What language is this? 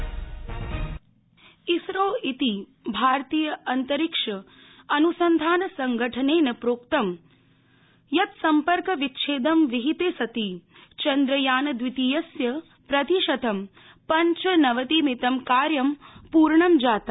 Sanskrit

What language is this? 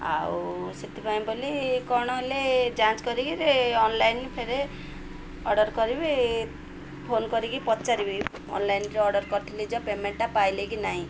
Odia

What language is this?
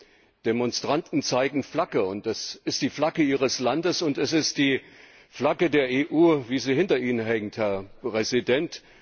German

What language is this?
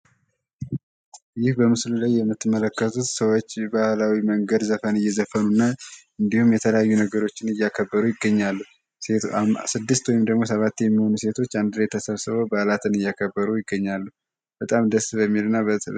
Amharic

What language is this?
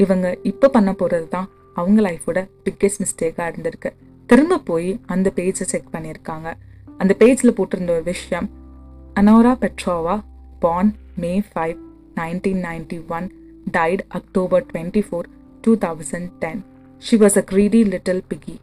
Tamil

